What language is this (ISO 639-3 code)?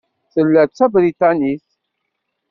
kab